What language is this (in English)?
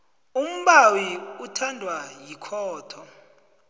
South Ndebele